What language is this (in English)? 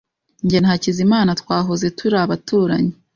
Kinyarwanda